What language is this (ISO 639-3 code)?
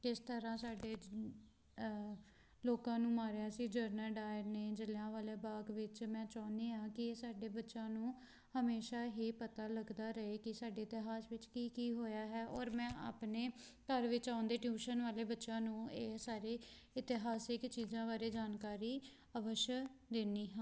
pan